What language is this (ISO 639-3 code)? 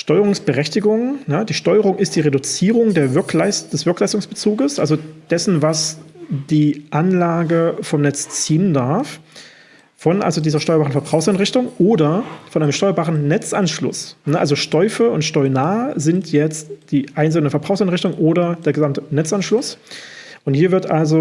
deu